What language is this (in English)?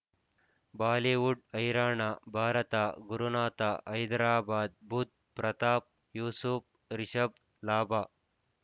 Kannada